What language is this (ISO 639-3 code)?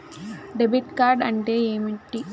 tel